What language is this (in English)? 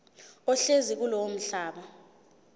Zulu